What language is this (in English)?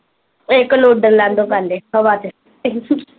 Punjabi